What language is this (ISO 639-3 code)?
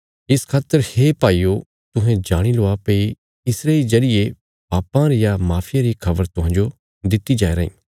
kfs